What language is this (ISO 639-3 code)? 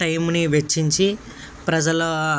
tel